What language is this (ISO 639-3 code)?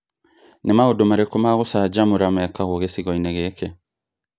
kik